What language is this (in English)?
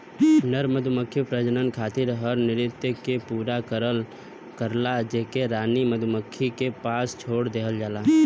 Bhojpuri